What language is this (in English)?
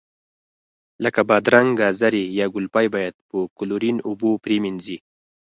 Pashto